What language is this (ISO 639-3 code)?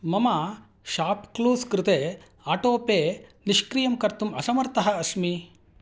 san